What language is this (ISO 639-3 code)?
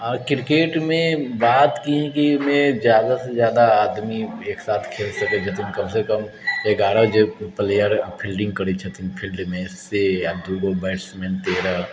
mai